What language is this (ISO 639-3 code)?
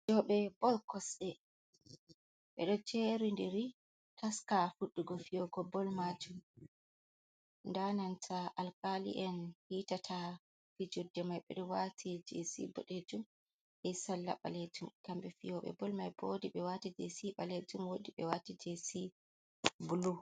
ful